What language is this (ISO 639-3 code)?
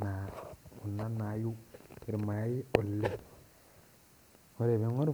mas